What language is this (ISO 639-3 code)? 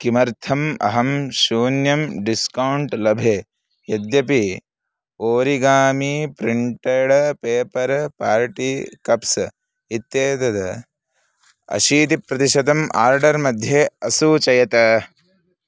san